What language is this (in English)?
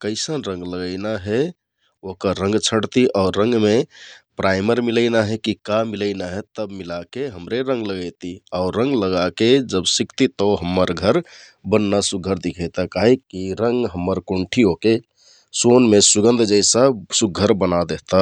Kathoriya Tharu